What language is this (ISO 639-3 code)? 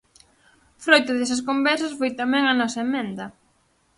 glg